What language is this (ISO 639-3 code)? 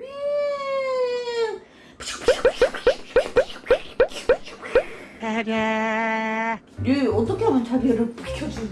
kor